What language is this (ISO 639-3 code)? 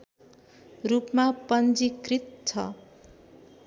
nep